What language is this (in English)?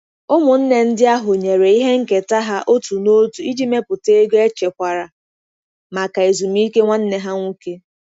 Igbo